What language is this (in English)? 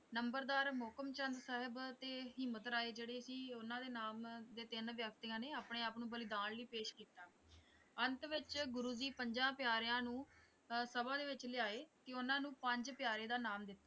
Punjabi